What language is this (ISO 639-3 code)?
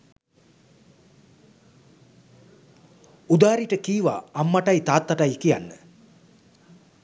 sin